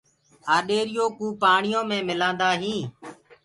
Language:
Gurgula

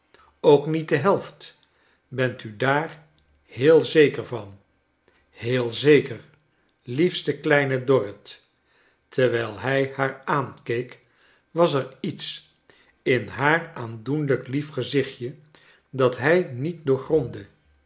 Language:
Dutch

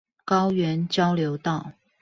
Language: Chinese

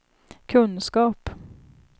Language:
Swedish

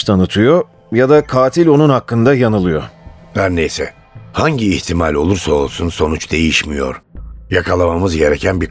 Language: Turkish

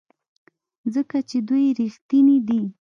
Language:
Pashto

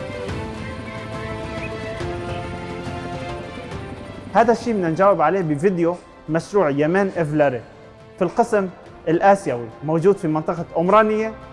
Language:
Arabic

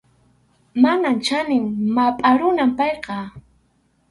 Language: Arequipa-La Unión Quechua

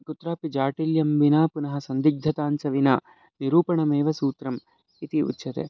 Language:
Sanskrit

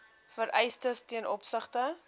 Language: Afrikaans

